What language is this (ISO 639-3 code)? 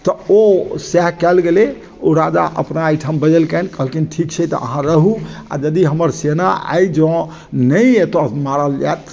mai